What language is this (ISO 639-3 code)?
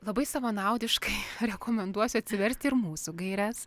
lit